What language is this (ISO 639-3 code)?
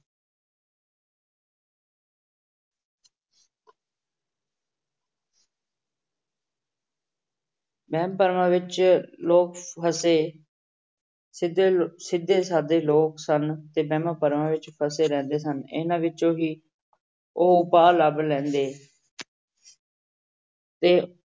pan